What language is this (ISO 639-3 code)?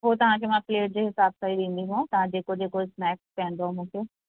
snd